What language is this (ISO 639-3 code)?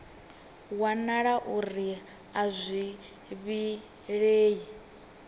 ven